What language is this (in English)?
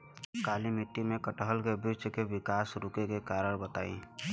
Bhojpuri